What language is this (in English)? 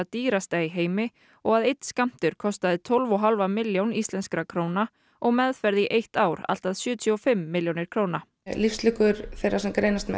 Icelandic